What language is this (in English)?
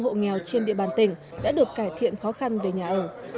Vietnamese